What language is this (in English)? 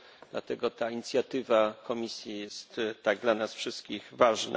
Polish